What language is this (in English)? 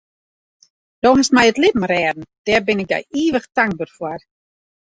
Western Frisian